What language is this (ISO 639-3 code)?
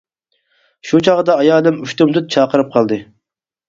uig